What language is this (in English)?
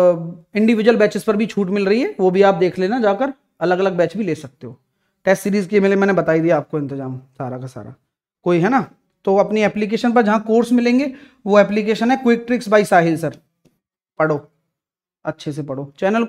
Hindi